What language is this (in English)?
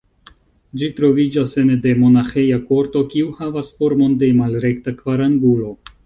Esperanto